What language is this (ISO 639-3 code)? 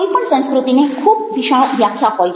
guj